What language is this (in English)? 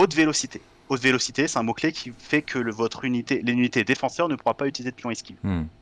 French